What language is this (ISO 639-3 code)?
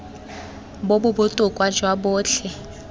tsn